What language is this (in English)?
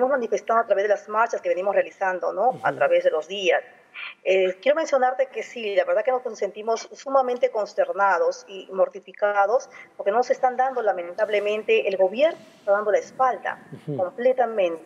Spanish